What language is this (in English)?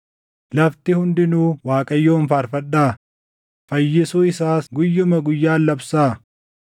Oromo